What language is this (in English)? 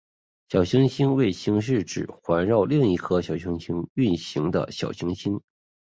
Chinese